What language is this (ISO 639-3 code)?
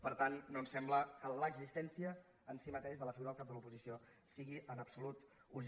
cat